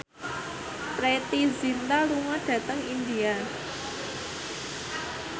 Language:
Javanese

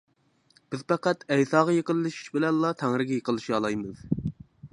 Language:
Uyghur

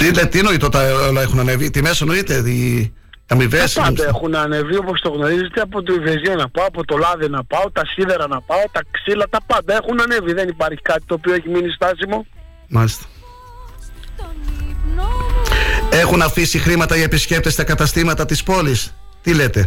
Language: Greek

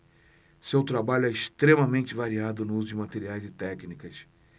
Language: Portuguese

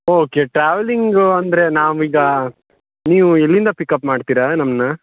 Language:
Kannada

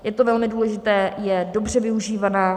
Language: Czech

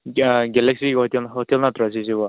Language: Manipuri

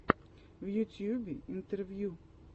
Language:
Russian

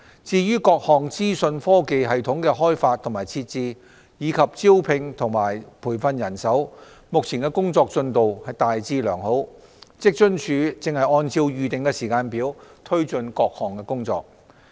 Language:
Cantonese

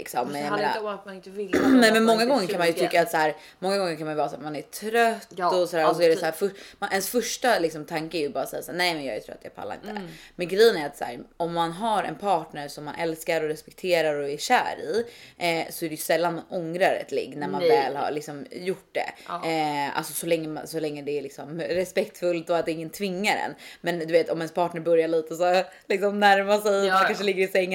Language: Swedish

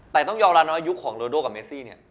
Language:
Thai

